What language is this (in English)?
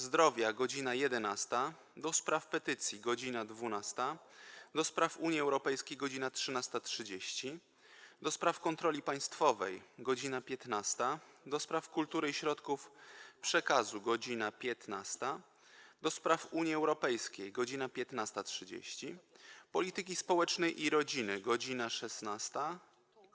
Polish